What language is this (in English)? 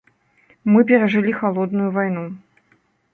Belarusian